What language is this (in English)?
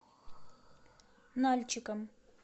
Russian